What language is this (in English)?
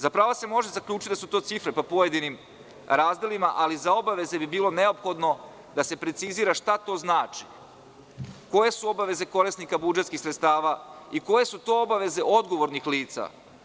Serbian